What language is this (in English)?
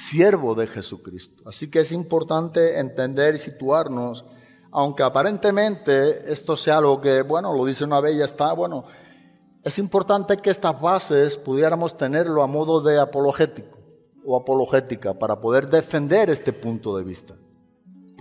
Spanish